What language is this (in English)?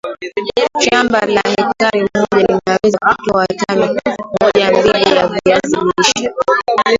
Swahili